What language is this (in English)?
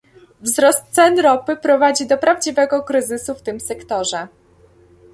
Polish